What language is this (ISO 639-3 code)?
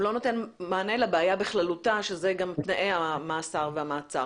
heb